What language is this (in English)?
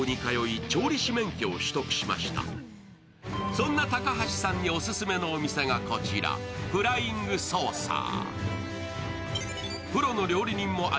Japanese